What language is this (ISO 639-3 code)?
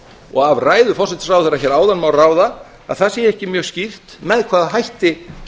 isl